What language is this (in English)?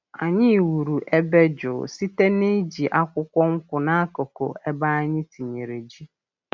Igbo